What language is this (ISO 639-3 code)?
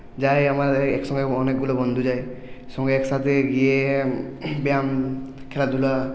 ben